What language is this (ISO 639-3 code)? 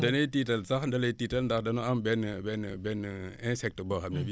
wol